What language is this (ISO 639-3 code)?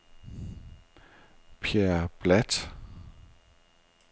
dan